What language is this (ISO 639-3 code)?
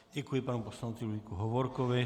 ces